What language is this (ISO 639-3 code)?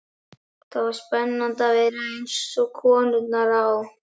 isl